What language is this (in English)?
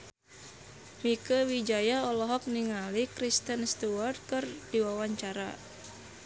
Sundanese